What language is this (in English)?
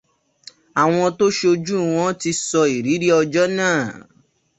Yoruba